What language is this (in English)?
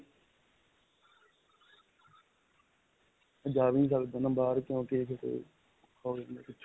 Punjabi